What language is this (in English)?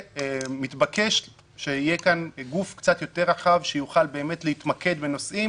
Hebrew